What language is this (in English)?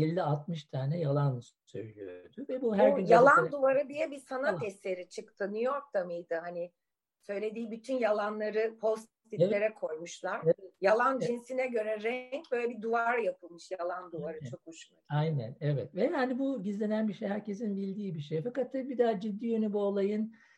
Turkish